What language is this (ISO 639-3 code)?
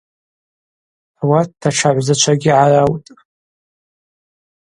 abq